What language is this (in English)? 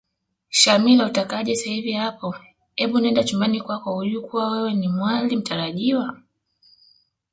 Swahili